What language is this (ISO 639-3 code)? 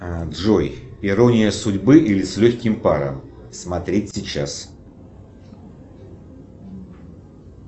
rus